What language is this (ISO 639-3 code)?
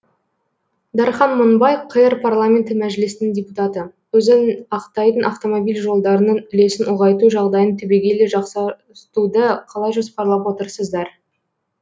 kaz